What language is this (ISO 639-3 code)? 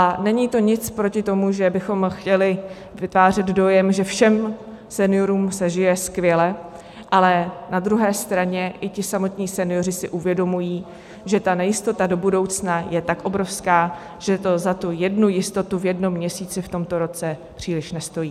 ces